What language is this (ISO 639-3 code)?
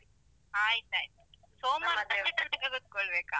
kan